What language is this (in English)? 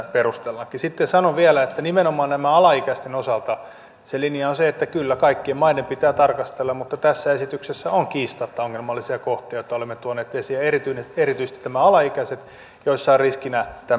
Finnish